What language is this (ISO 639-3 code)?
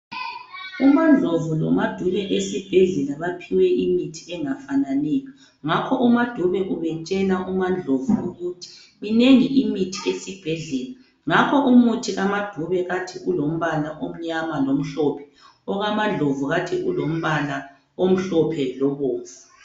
nde